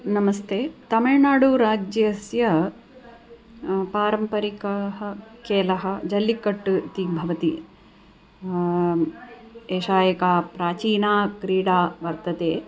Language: Sanskrit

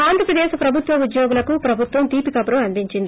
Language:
Telugu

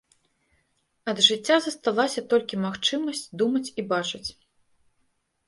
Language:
Belarusian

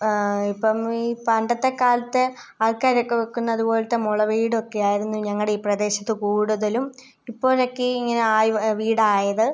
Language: Malayalam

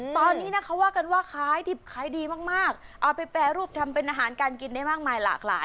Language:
Thai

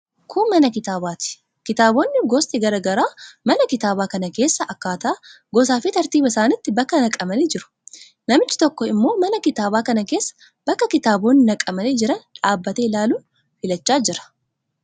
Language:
Oromo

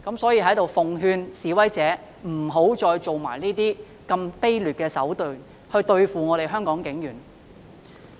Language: Cantonese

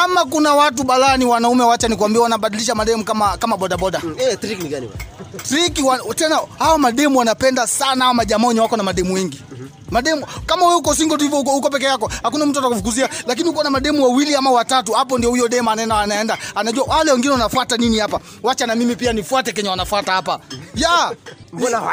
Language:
Swahili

